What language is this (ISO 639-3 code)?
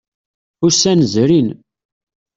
kab